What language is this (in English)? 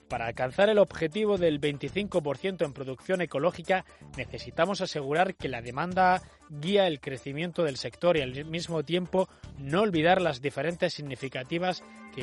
Spanish